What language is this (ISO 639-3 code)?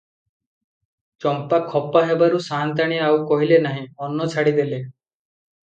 ori